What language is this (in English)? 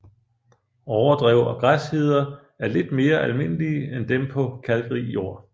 Danish